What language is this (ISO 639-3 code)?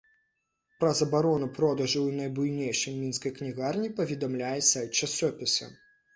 bel